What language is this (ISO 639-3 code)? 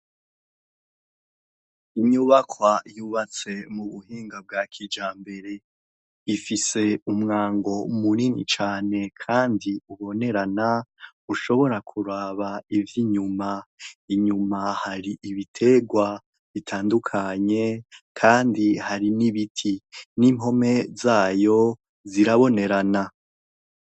run